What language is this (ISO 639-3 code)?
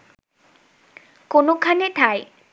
ben